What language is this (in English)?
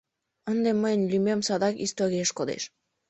Mari